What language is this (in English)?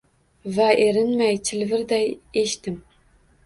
Uzbek